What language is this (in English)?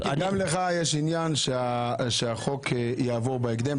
Hebrew